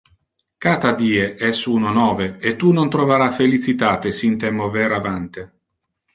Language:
Interlingua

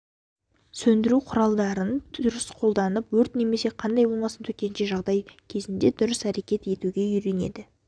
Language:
Kazakh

